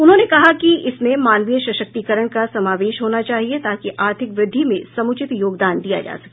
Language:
Hindi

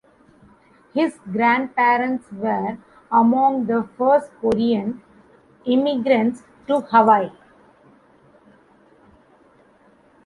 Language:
English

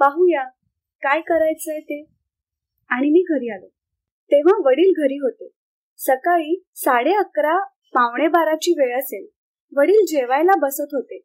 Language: Marathi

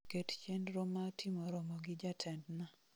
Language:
Luo (Kenya and Tanzania)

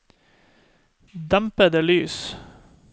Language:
Norwegian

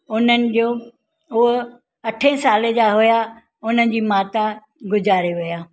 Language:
Sindhi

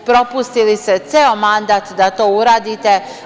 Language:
Serbian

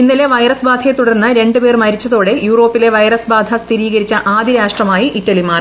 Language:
Malayalam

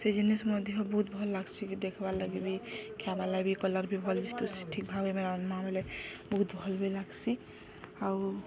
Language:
Odia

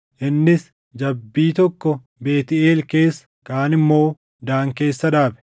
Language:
Oromo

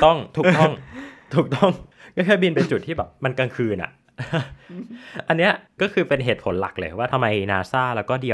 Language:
Thai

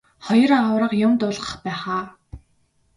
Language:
Mongolian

